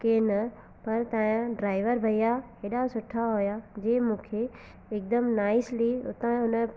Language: Sindhi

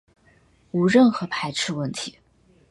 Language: Chinese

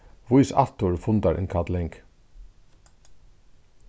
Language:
Faroese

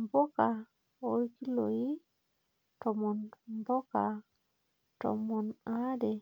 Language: Masai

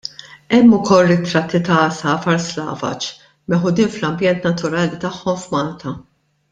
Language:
Maltese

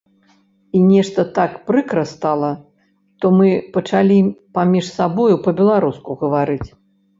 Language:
Belarusian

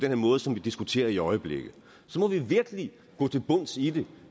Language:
Danish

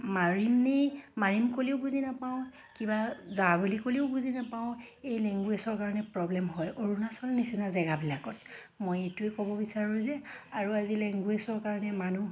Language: Assamese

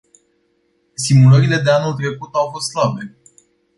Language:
Romanian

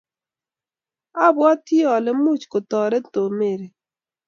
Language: Kalenjin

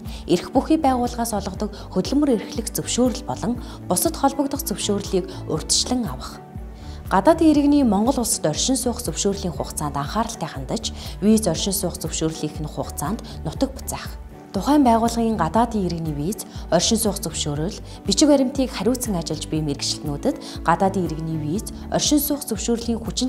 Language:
Arabic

